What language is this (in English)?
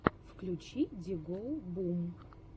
Russian